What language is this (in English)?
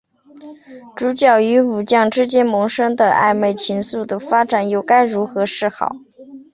Chinese